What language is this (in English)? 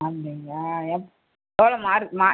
Tamil